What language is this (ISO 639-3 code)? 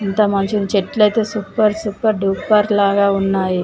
tel